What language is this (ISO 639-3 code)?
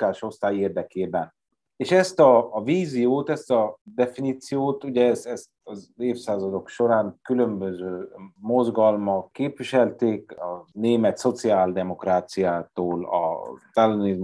hun